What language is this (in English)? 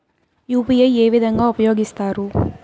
Telugu